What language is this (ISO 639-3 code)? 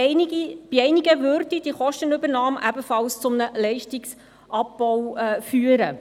gsw